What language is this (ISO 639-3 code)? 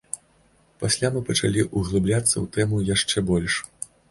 bel